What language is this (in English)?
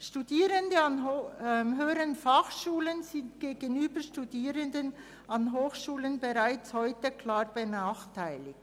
Swiss German